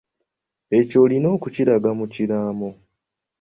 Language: Ganda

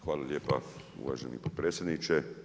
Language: Croatian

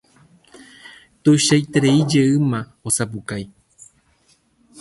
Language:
Guarani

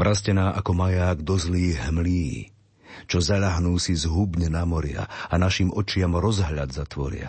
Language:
Slovak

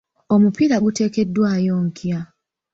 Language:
Ganda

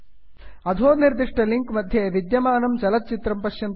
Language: Sanskrit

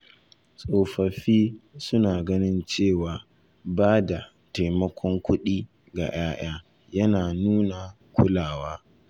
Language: Hausa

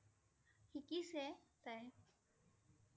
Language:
Assamese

